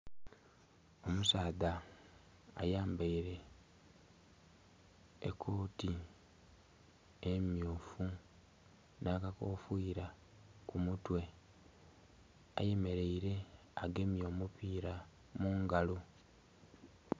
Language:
Soga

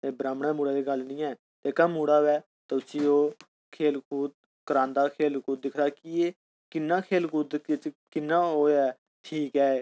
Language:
Dogri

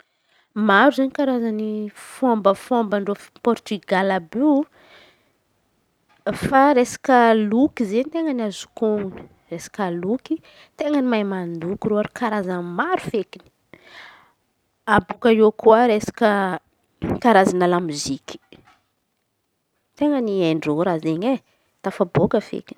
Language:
Antankarana Malagasy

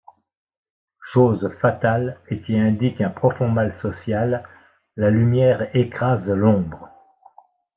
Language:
French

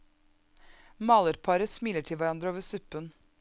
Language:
Norwegian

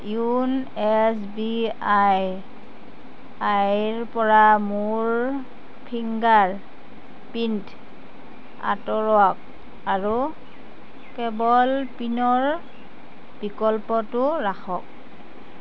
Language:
Assamese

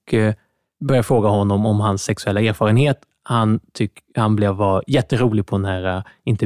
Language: Swedish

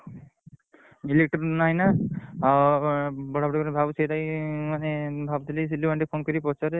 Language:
Odia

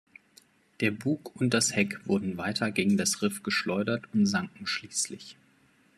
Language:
German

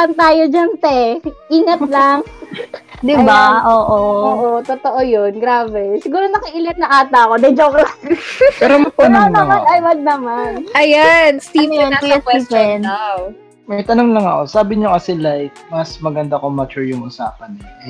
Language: Filipino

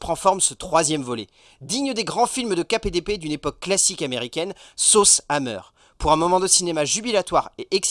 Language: French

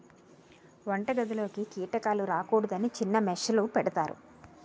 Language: Telugu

